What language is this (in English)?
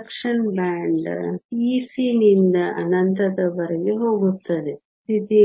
Kannada